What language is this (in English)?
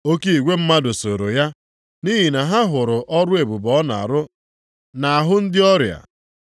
Igbo